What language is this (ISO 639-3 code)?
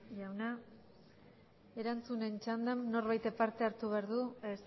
eus